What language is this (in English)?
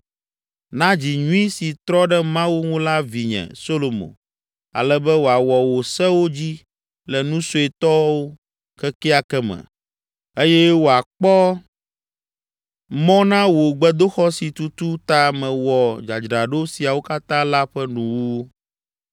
Ewe